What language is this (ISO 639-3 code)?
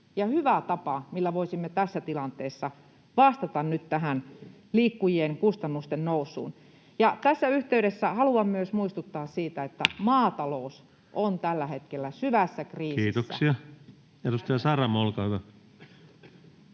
fin